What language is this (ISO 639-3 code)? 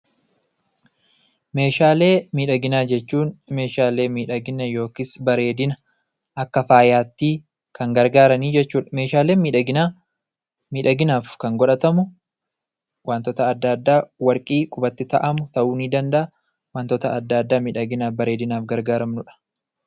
orm